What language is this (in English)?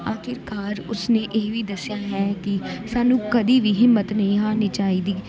Punjabi